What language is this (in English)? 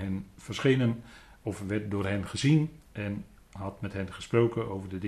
Dutch